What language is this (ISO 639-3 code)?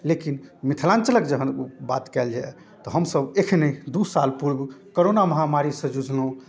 mai